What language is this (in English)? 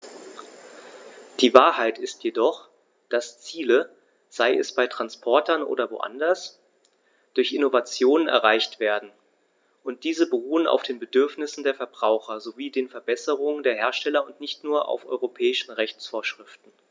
German